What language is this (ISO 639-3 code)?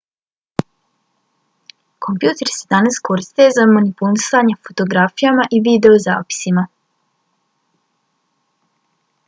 bos